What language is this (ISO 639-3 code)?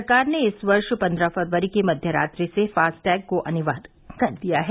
hin